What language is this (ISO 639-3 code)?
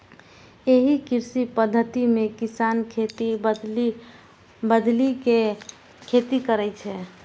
mai